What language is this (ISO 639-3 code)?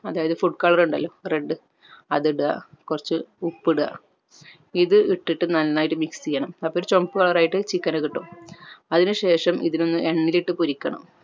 mal